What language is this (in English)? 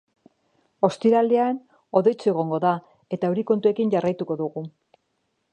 Basque